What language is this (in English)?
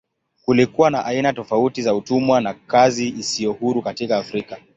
Swahili